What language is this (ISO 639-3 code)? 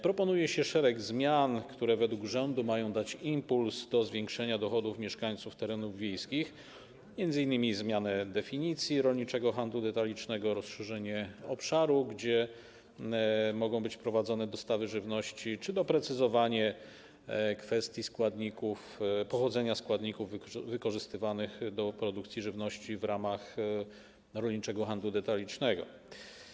pol